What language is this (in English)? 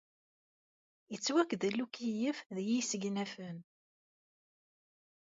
Kabyle